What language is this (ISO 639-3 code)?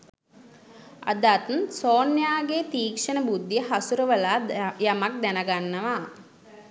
sin